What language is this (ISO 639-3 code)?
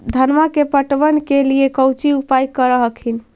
mag